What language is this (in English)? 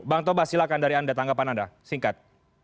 Indonesian